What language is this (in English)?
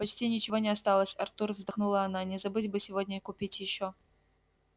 Russian